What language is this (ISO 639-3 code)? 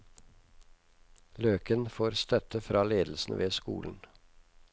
nor